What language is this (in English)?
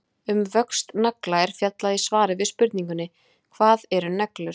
Icelandic